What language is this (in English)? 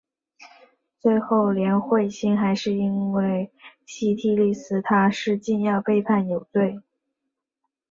Chinese